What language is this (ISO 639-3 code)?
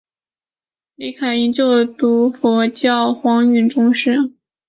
zho